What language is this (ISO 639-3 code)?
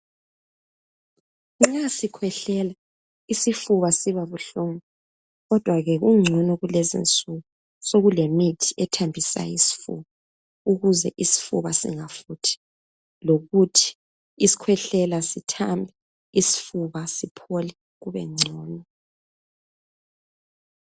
nde